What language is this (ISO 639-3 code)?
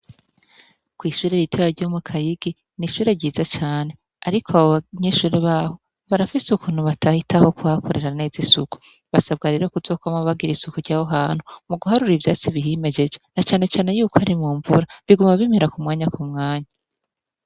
run